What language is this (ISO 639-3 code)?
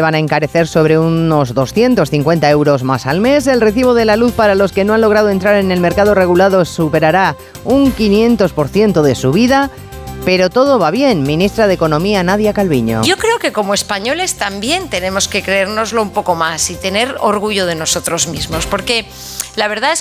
spa